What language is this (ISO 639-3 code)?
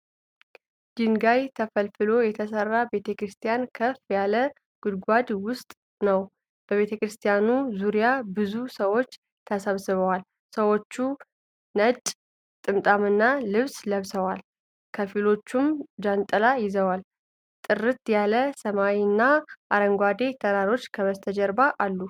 amh